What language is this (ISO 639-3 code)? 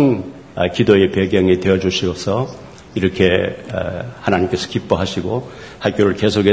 kor